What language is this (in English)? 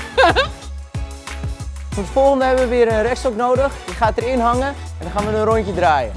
Dutch